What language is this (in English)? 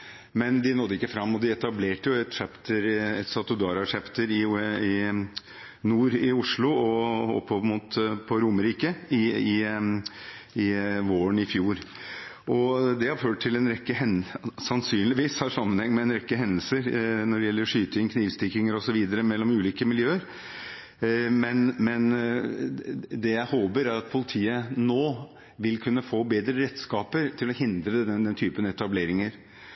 Norwegian Bokmål